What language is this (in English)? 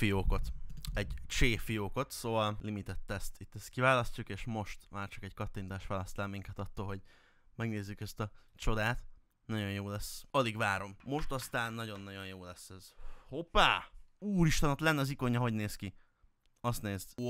Hungarian